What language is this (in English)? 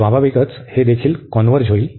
Marathi